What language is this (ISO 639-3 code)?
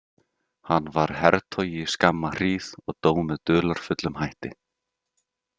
isl